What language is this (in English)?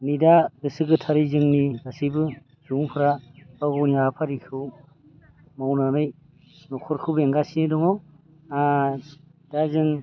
Bodo